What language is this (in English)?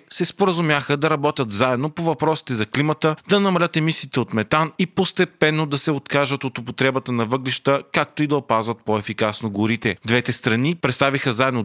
Bulgarian